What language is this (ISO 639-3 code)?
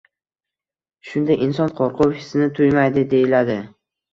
uzb